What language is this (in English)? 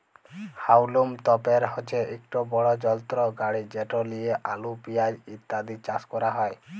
Bangla